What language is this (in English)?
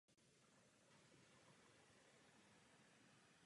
Czech